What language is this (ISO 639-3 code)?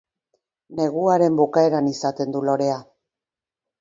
eus